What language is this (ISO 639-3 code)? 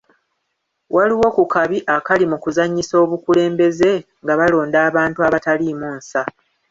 lug